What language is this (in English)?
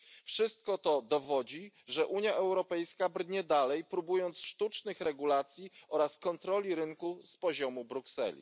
Polish